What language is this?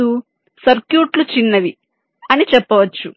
Telugu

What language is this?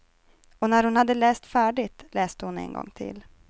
Swedish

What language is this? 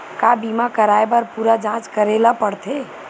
Chhattisgarhi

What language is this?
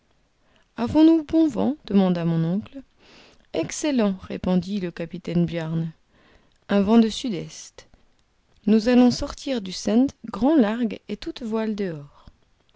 French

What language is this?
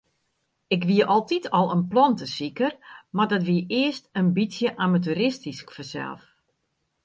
Western Frisian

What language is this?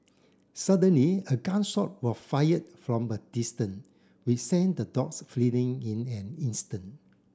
English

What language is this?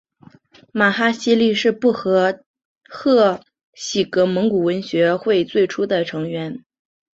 Chinese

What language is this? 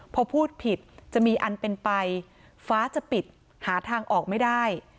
Thai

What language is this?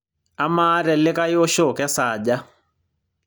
Masai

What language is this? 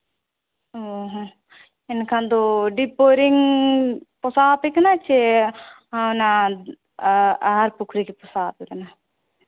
Santali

